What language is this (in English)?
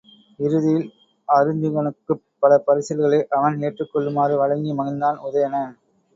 Tamil